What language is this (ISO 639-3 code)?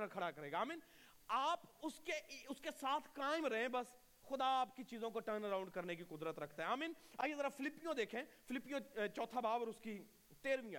urd